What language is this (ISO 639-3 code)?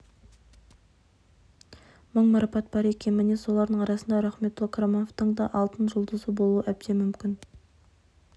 kaz